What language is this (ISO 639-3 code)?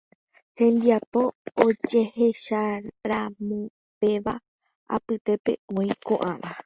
grn